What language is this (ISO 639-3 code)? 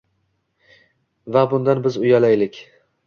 uzb